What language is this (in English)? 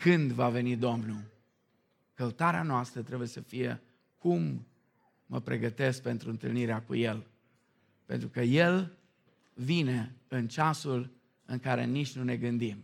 Romanian